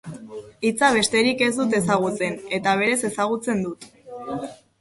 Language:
Basque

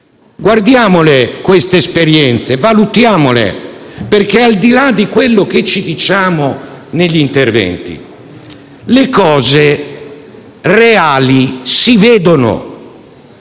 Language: Italian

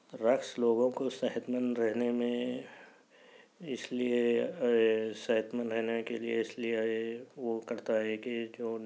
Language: Urdu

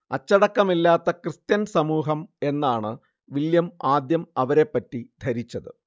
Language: Malayalam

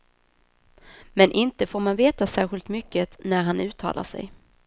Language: Swedish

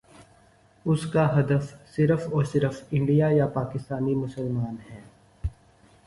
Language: Urdu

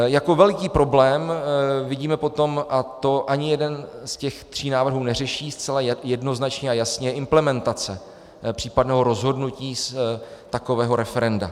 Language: Czech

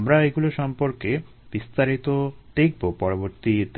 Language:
Bangla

